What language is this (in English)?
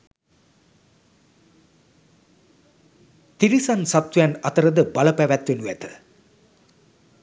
Sinhala